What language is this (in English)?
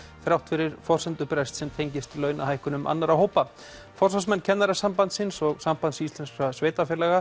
Icelandic